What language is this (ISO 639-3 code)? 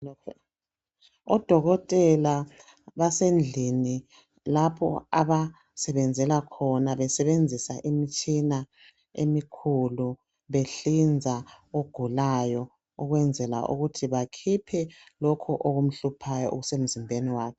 nde